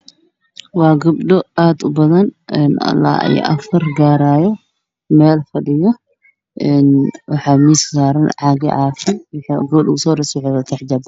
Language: Somali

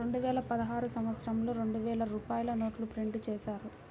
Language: Telugu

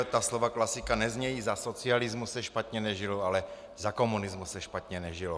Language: Czech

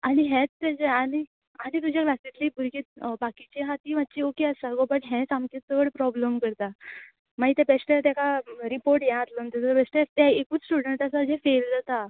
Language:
Konkani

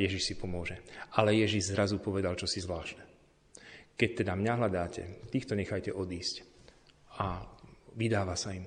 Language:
Slovak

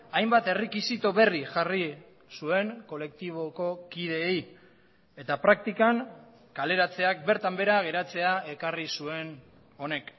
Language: Basque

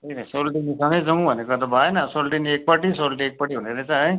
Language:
Nepali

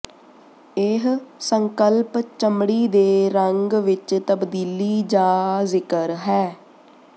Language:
Punjabi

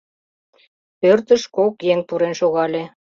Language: Mari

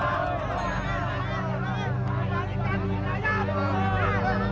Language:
Indonesian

